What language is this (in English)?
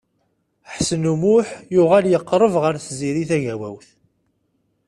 Kabyle